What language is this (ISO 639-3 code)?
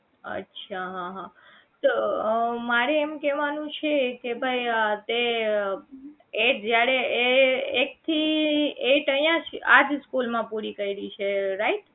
guj